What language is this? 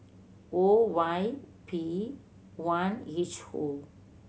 English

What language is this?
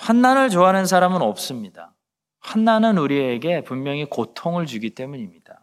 Korean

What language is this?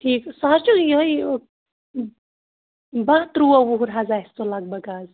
Kashmiri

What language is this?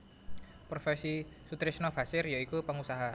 Javanese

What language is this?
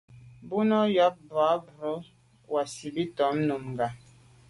Medumba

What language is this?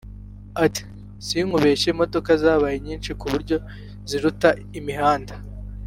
Kinyarwanda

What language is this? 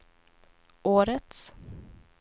Swedish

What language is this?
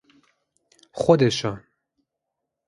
Persian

